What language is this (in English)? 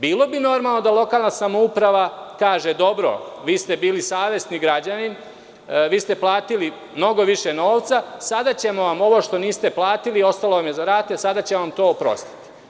Serbian